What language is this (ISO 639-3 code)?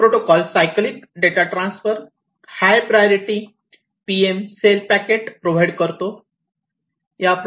mar